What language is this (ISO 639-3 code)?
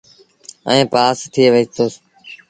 sbn